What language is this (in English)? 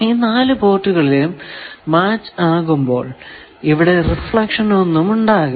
Malayalam